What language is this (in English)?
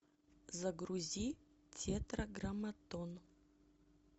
Russian